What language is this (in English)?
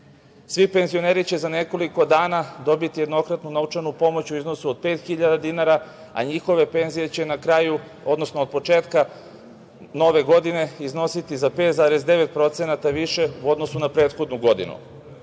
Serbian